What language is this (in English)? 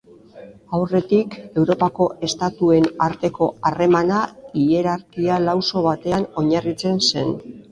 Basque